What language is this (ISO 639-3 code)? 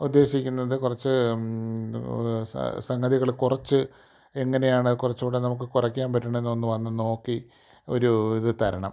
mal